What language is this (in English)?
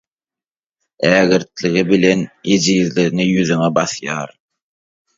Turkmen